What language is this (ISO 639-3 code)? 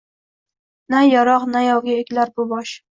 uzb